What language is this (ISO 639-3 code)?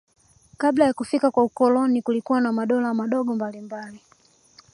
swa